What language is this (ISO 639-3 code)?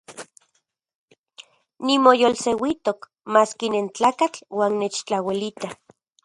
ncx